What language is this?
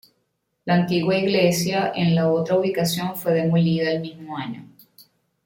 Spanish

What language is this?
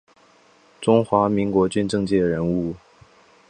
Chinese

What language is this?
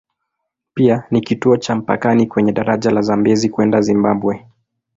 Swahili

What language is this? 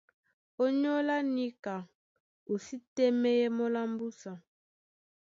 Duala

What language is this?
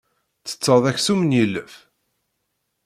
Kabyle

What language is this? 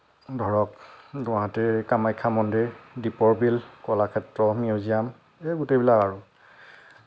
Assamese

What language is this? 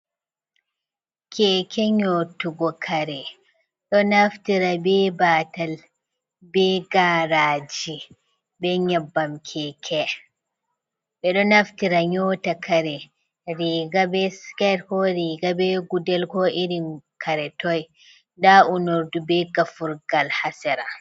Fula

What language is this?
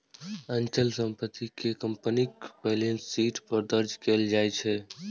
Maithili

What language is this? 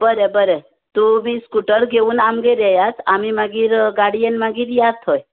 Konkani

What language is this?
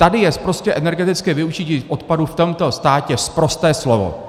Czech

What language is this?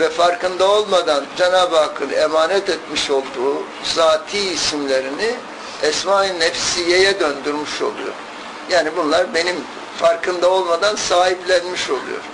Turkish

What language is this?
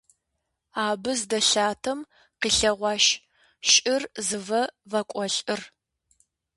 Kabardian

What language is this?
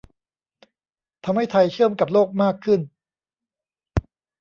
Thai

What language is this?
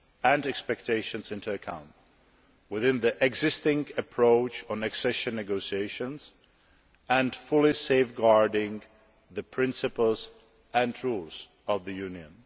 English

